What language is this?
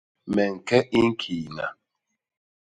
Basaa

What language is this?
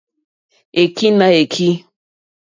Mokpwe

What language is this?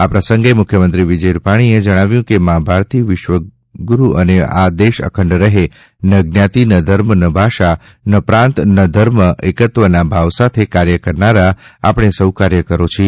Gujarati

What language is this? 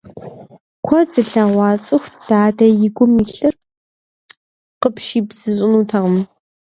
Kabardian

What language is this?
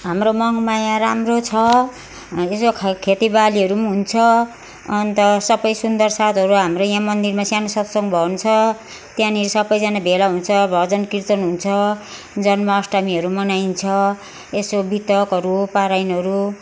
Nepali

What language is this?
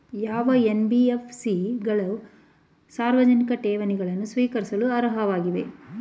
Kannada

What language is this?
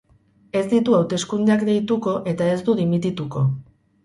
Basque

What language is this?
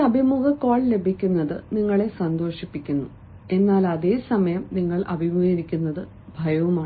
Malayalam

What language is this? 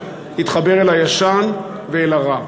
Hebrew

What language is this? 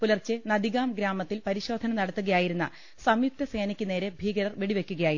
Malayalam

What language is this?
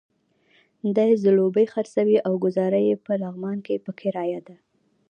Pashto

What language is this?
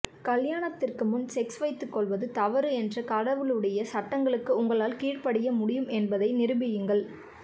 Tamil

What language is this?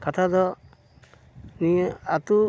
Santali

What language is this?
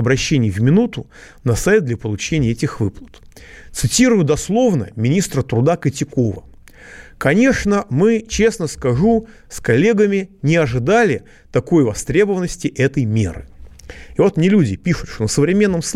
Russian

